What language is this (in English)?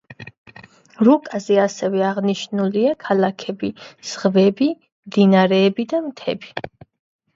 Georgian